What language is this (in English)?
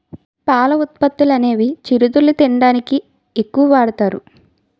Telugu